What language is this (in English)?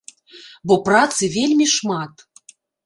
Belarusian